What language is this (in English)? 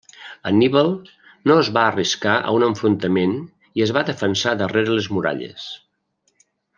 Catalan